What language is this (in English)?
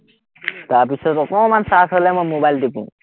Assamese